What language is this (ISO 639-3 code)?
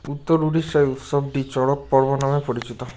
ben